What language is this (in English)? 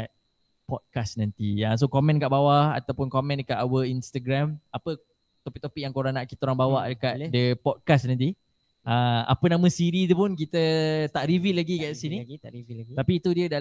Malay